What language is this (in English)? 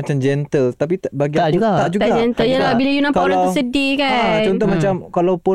Malay